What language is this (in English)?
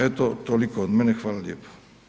Croatian